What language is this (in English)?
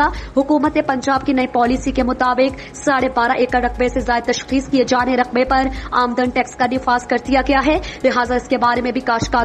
English